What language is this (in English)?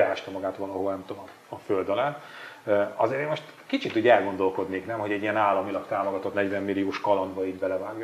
Hungarian